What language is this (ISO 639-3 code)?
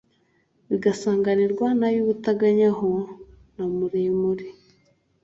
kin